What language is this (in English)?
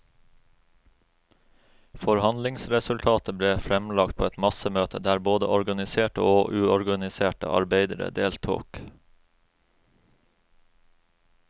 Norwegian